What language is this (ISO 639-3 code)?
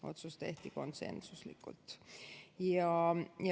est